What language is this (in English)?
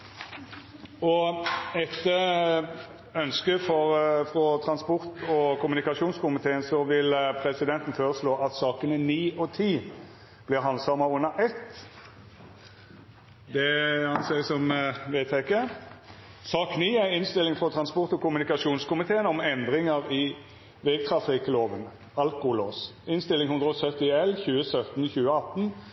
Norwegian Nynorsk